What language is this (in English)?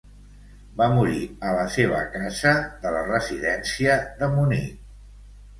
Catalan